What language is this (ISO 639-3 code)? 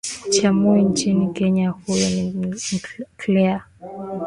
swa